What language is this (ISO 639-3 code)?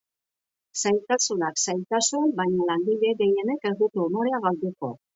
eus